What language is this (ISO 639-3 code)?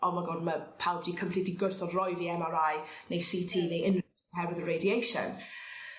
cym